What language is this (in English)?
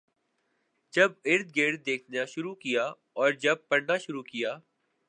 Urdu